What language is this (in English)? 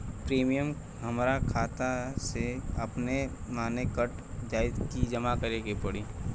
Bhojpuri